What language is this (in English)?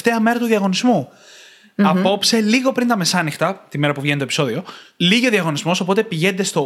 Greek